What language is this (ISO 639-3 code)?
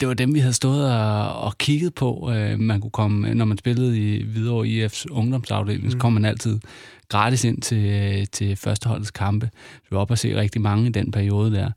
dan